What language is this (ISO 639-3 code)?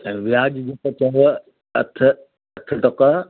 snd